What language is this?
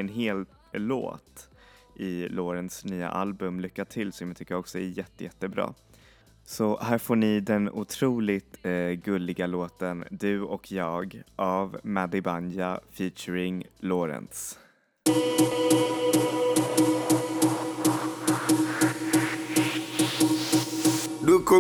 Swedish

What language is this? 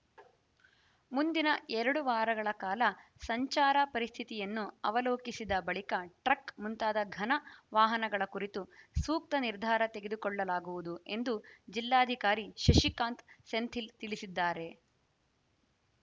Kannada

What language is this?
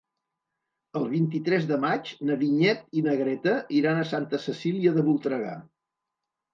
Catalan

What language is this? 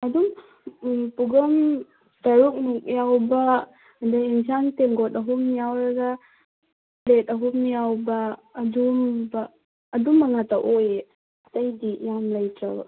Manipuri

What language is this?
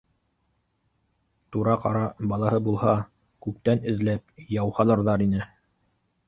Bashkir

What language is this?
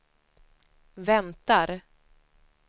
Swedish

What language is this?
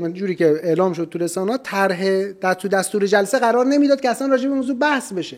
Persian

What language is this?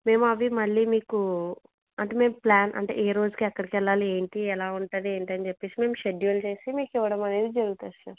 Telugu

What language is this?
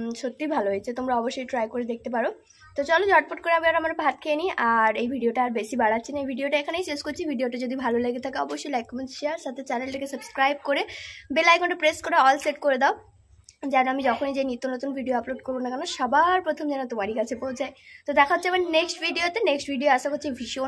Bangla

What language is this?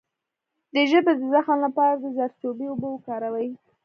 Pashto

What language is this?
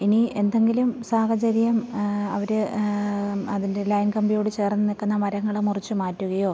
Malayalam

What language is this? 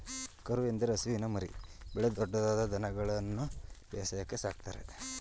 Kannada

